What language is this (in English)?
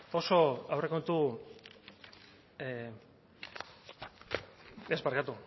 Basque